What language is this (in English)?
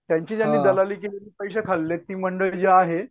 Marathi